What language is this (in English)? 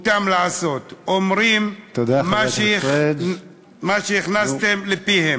Hebrew